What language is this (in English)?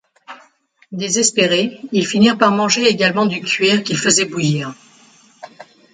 French